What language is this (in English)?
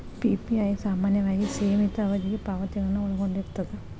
Kannada